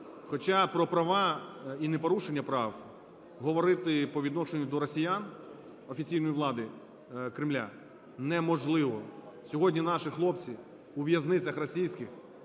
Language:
Ukrainian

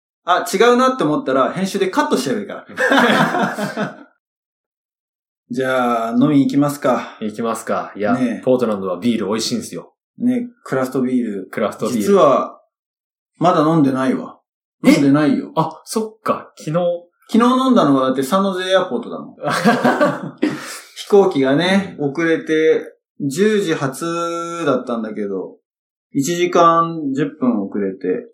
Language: Japanese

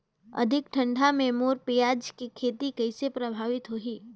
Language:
Chhattisgarhi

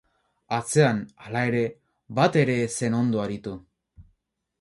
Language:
Basque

